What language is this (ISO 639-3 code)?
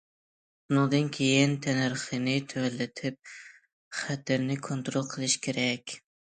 uig